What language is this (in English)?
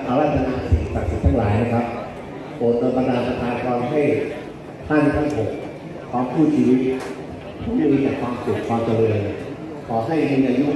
Thai